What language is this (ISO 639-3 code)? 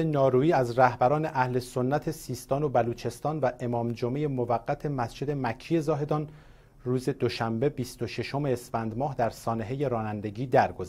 fas